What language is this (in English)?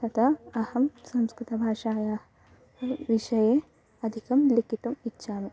Sanskrit